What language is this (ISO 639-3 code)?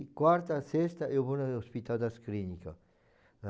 por